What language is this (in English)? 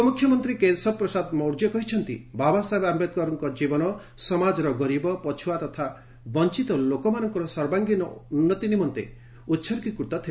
Odia